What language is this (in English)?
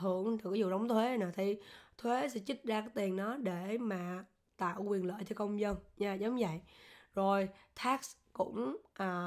Vietnamese